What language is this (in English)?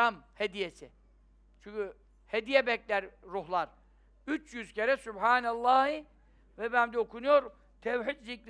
Turkish